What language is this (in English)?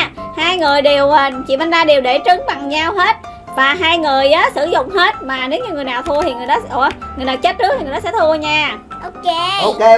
Vietnamese